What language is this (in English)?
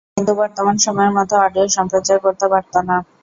Bangla